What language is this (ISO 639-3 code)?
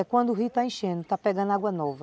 por